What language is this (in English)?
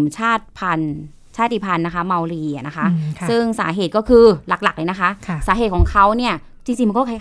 Thai